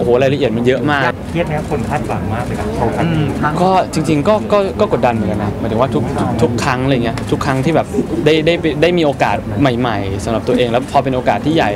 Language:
Thai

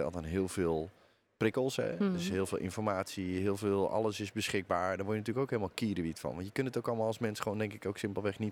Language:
Dutch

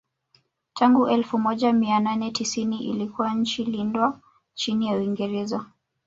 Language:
Swahili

